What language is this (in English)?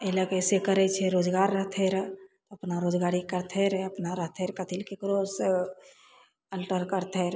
Maithili